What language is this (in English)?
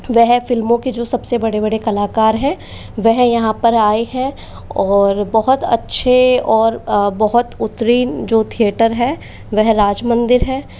Hindi